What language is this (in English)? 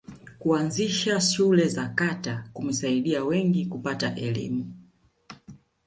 Swahili